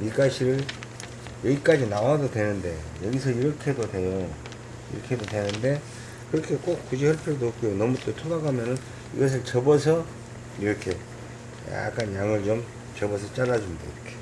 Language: Korean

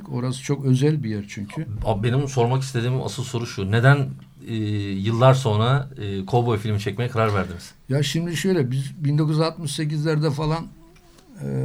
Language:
Turkish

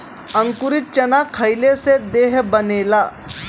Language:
Bhojpuri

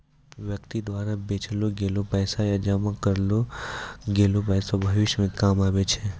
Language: Maithili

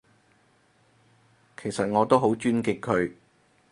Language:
Cantonese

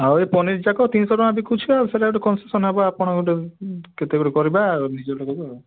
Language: Odia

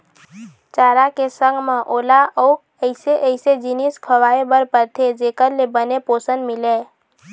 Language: Chhattisgarhi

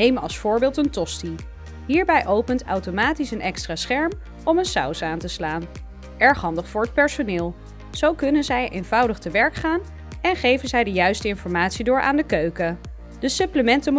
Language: Dutch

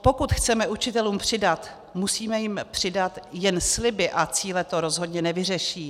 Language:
Czech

